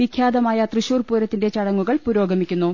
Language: Malayalam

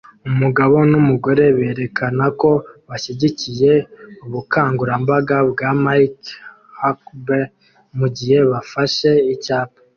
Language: Kinyarwanda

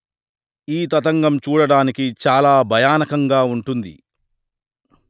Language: Telugu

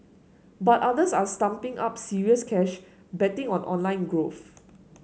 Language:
English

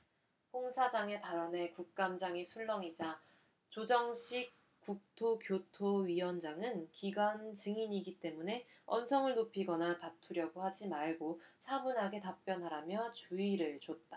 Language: Korean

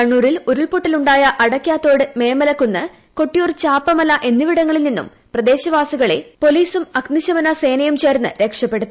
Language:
Malayalam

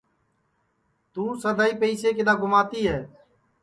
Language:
Sansi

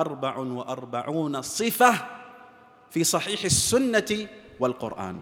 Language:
Arabic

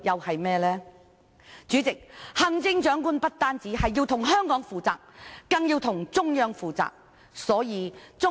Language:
Cantonese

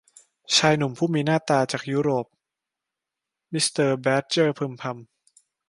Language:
Thai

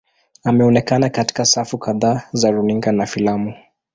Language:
Swahili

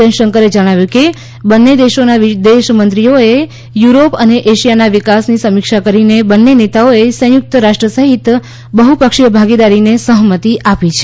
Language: Gujarati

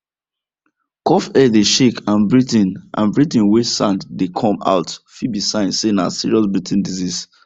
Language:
Nigerian Pidgin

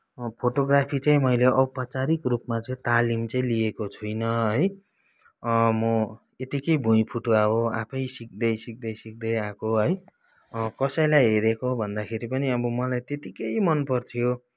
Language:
Nepali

